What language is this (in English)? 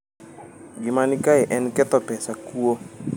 Luo (Kenya and Tanzania)